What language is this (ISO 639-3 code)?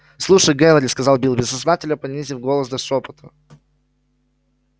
rus